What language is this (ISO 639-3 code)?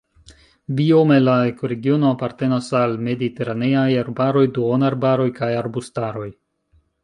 epo